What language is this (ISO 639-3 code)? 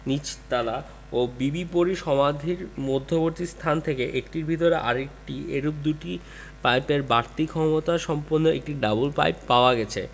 ben